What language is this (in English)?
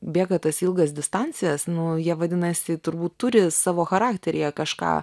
Lithuanian